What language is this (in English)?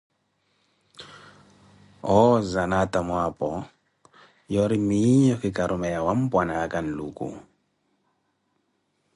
Koti